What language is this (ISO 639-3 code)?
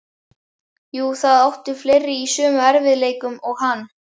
isl